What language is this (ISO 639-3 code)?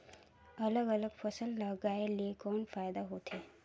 hne